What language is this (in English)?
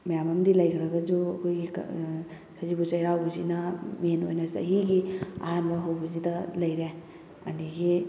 Manipuri